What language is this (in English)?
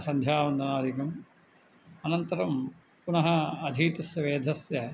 Sanskrit